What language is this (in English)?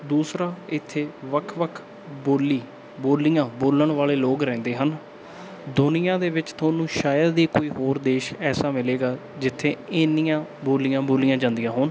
Punjabi